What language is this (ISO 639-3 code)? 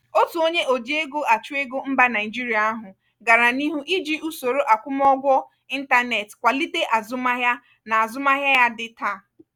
ibo